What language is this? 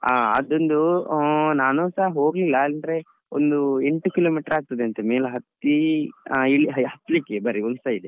Kannada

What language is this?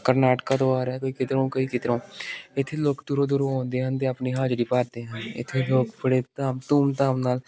Punjabi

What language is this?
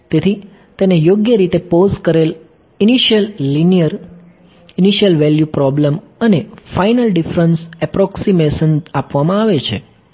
Gujarati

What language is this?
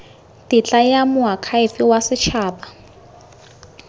Tswana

